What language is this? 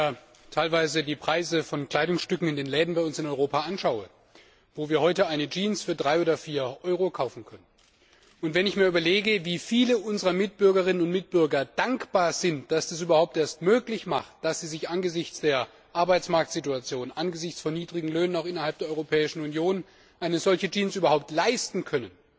German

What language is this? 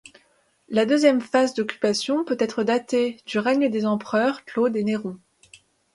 French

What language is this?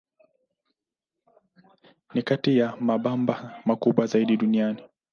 Swahili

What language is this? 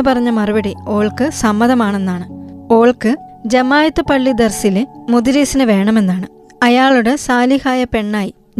Malayalam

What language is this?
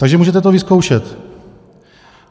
Czech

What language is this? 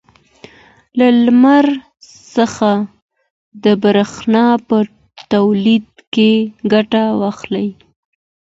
Pashto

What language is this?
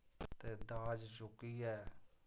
Dogri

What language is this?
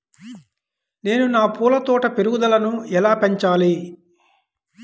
Telugu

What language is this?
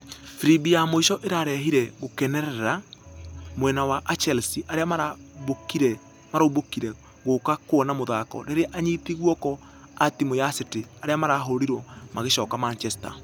Kikuyu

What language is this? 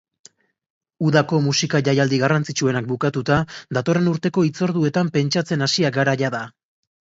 Basque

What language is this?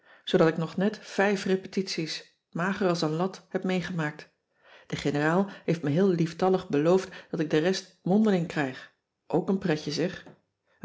Dutch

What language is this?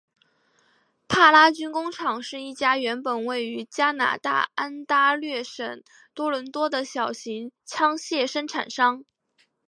Chinese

